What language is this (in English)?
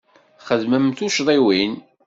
Kabyle